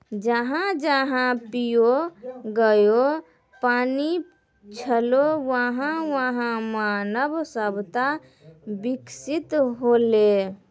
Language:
Maithili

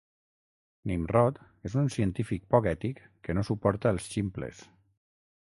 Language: Catalan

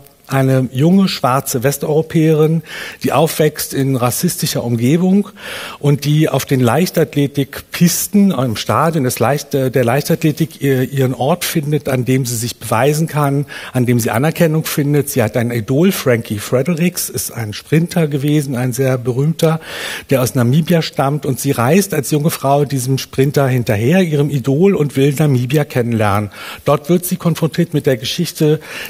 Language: German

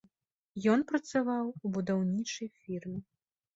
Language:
Belarusian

